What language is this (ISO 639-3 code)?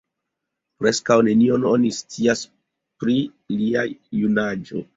epo